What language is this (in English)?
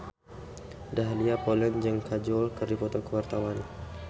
Sundanese